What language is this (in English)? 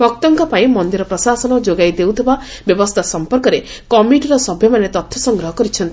Odia